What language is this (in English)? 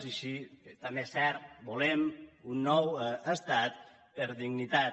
Catalan